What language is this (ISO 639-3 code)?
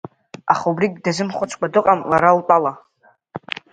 abk